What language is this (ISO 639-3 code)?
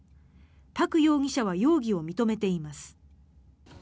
jpn